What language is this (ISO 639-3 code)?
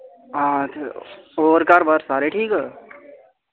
doi